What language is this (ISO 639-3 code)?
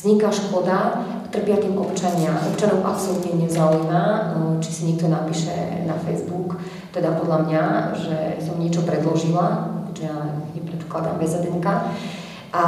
ces